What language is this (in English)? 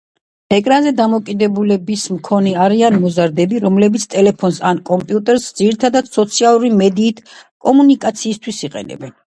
Georgian